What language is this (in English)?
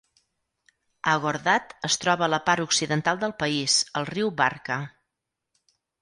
Catalan